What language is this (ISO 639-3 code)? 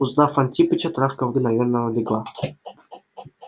rus